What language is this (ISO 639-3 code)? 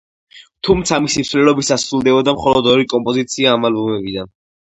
kat